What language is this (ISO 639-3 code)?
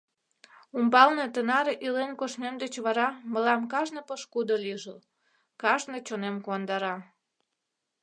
chm